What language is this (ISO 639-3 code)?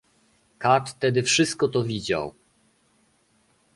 pol